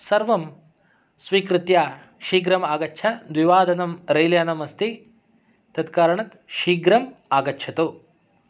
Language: Sanskrit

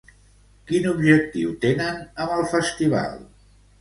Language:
Catalan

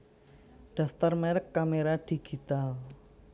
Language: Javanese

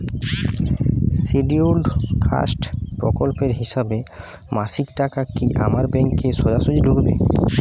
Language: Bangla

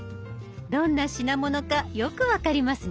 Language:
Japanese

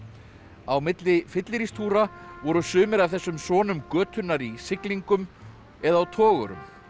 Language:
Icelandic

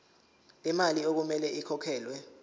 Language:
Zulu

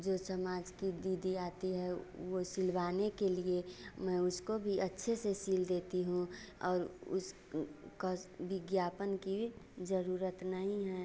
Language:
Hindi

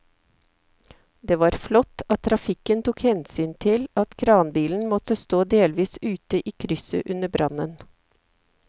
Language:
Norwegian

